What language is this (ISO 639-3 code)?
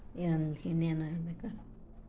kan